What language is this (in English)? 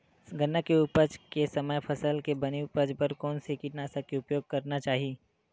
Chhattisgarhi